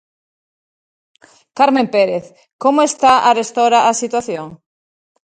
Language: Galician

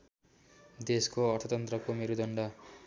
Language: Nepali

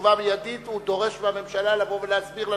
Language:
Hebrew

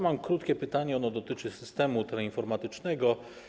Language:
Polish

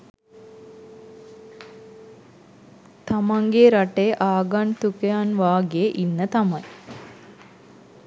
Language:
Sinhala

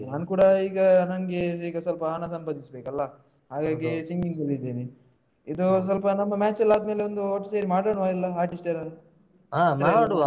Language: Kannada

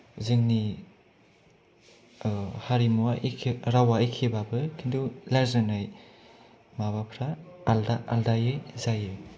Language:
Bodo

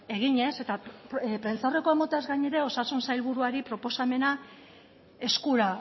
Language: Basque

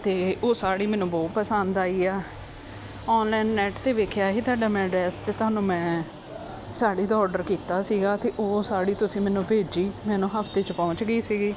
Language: Punjabi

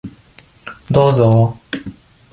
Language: Japanese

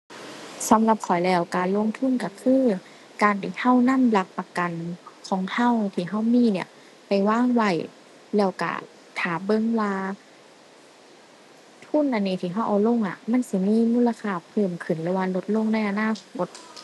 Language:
Thai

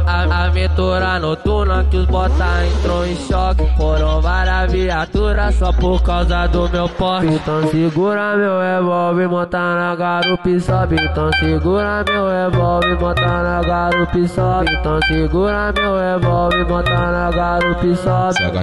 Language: Portuguese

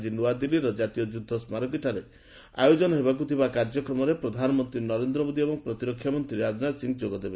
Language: Odia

